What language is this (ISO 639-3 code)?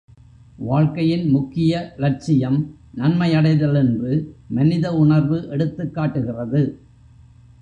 tam